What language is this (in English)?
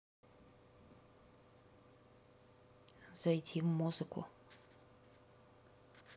Russian